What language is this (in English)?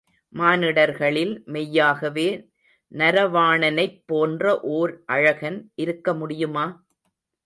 Tamil